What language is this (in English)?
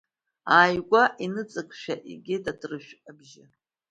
Abkhazian